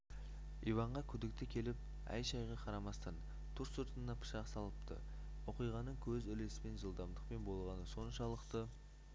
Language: Kazakh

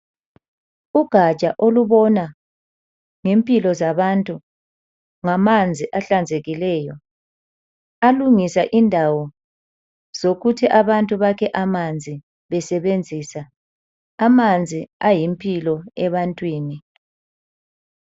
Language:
North Ndebele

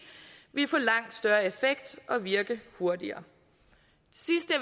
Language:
Danish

